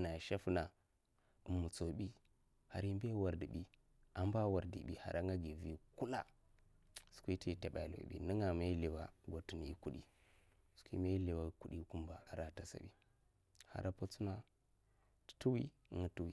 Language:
Mafa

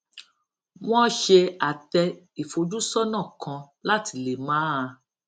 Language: Yoruba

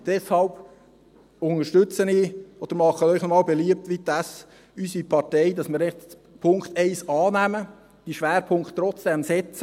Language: Swiss German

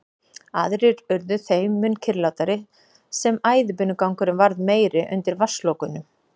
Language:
Icelandic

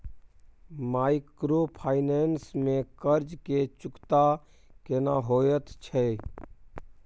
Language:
Maithili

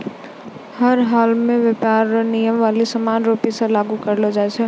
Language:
Maithili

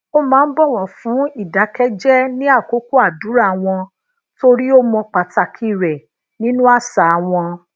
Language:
Yoruba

